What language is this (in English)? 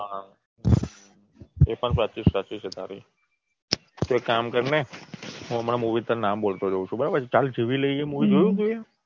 Gujarati